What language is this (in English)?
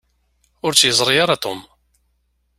Kabyle